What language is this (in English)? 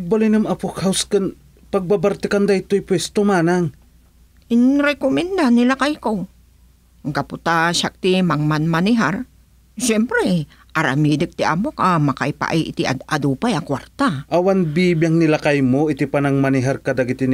Filipino